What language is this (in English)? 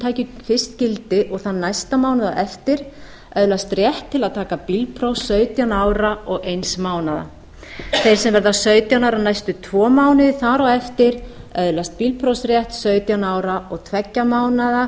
Icelandic